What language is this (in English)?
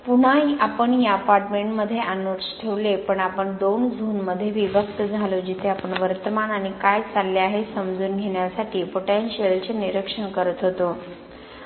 Marathi